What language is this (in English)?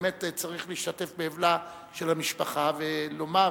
Hebrew